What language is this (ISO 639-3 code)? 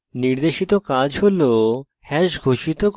ben